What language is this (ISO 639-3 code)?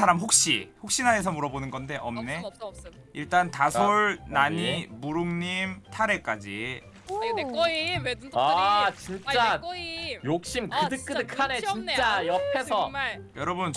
kor